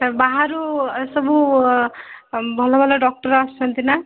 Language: Odia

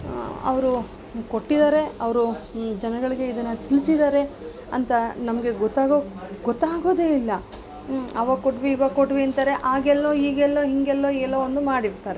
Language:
Kannada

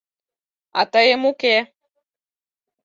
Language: Mari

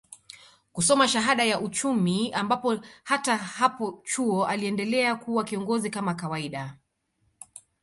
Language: Swahili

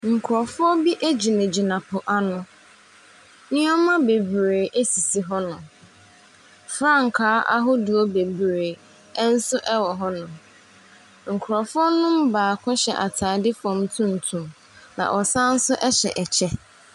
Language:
Akan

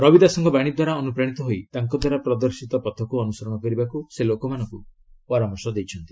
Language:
Odia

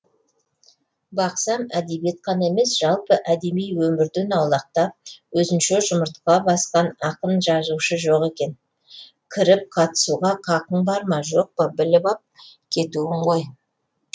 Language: Kazakh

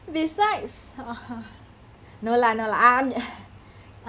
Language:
English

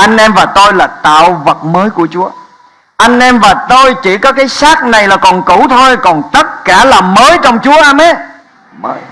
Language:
Vietnamese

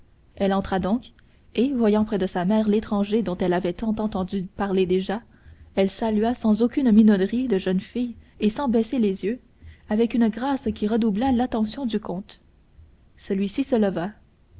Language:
French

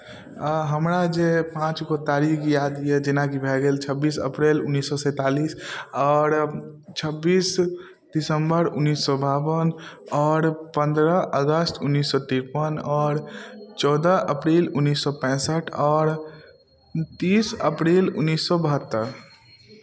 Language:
Maithili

